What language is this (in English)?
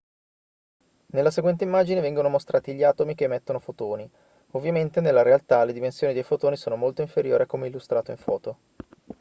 Italian